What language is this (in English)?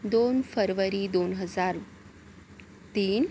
Marathi